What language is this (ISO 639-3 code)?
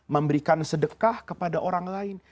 ind